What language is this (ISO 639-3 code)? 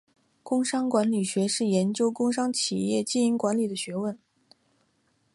zho